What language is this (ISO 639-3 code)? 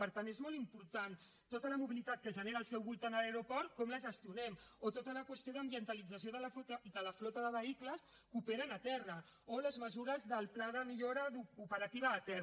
cat